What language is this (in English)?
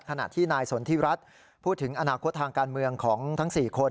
Thai